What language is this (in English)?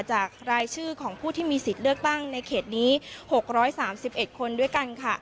Thai